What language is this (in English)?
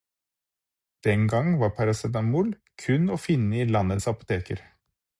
Norwegian Bokmål